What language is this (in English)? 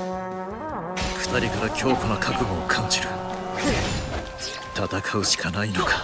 Japanese